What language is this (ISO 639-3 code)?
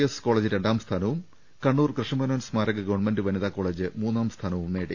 mal